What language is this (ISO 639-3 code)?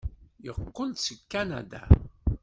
kab